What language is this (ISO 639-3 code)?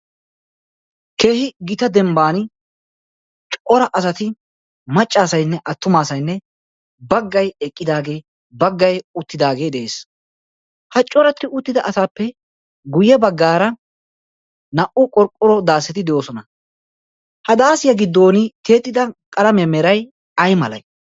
wal